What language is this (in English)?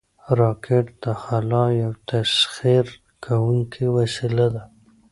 Pashto